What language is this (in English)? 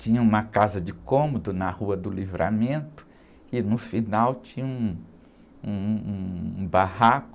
Portuguese